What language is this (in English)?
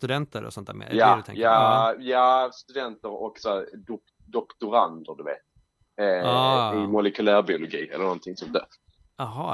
Swedish